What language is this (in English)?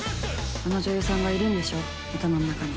Japanese